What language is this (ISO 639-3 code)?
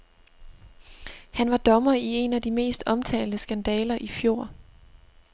dan